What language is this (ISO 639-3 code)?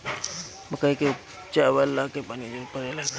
bho